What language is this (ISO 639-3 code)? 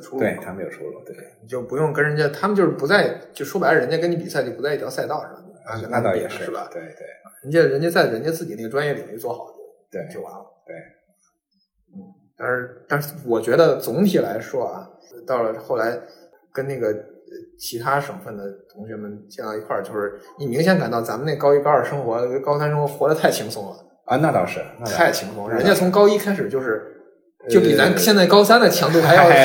zho